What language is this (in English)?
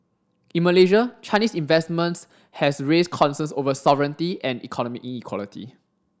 English